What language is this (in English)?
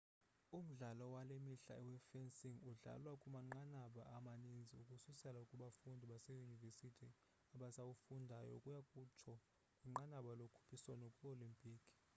Xhosa